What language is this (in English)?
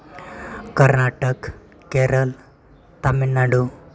Santali